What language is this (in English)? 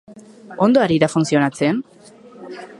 Basque